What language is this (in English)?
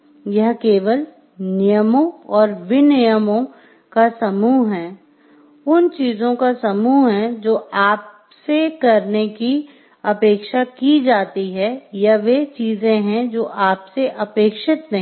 Hindi